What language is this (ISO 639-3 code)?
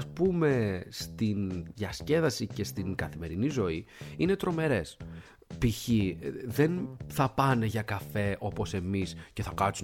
ell